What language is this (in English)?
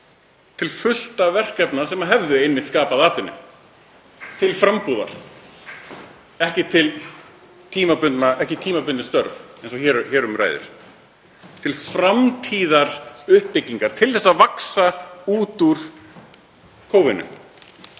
Icelandic